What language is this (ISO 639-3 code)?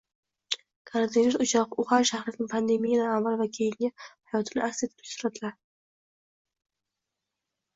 uzb